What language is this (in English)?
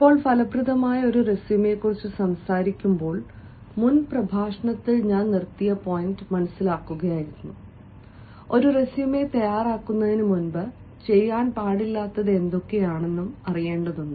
Malayalam